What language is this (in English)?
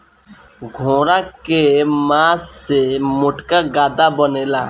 Bhojpuri